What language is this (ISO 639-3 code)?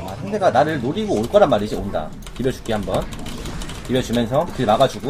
kor